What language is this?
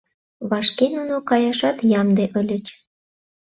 Mari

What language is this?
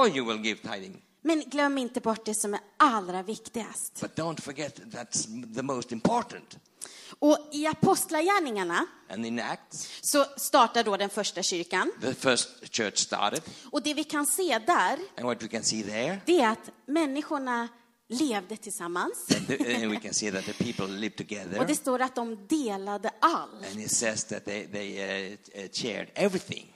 Swedish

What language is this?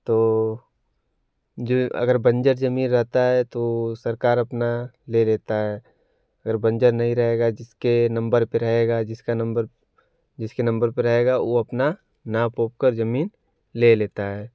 Hindi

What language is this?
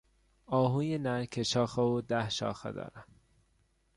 Persian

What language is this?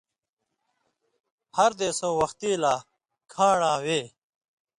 Indus Kohistani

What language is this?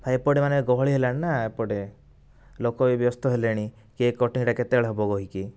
Odia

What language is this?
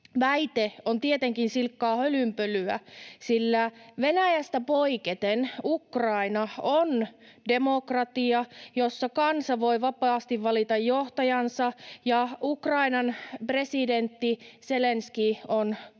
Finnish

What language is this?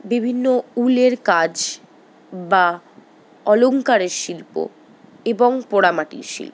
Bangla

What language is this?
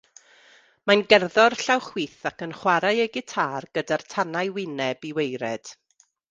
Welsh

